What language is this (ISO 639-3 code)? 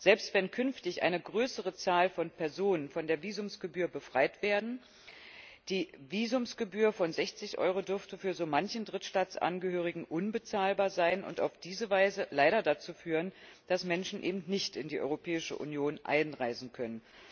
deu